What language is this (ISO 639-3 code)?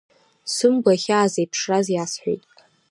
abk